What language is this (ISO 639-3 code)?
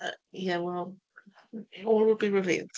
cym